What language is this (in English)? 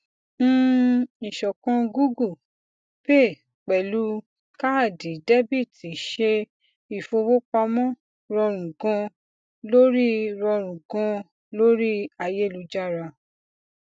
Yoruba